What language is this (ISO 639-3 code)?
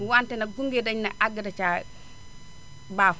wol